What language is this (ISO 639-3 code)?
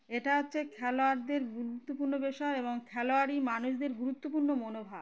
ben